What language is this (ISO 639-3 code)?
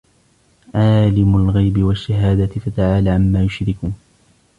ara